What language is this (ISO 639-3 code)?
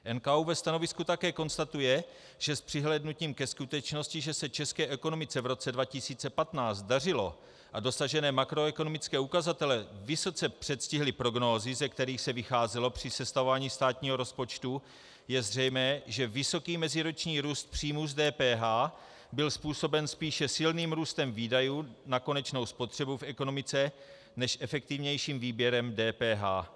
ces